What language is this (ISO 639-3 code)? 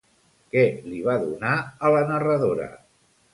cat